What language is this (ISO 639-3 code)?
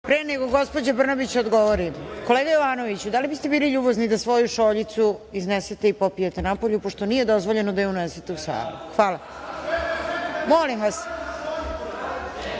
srp